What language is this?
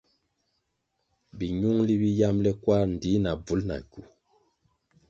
Kwasio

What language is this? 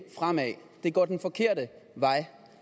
Danish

